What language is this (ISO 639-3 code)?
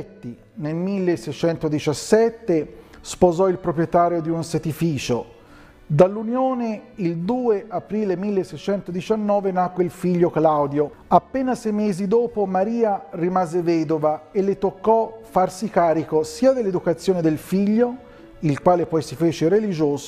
ita